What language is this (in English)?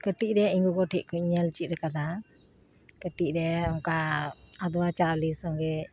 Santali